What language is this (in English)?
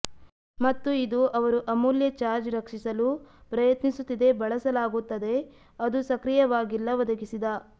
Kannada